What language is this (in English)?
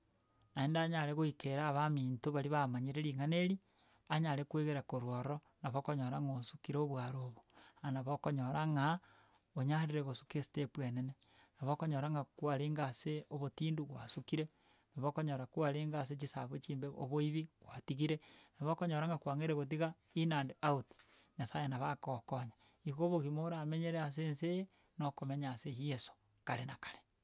Gusii